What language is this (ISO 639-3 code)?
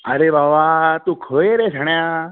kok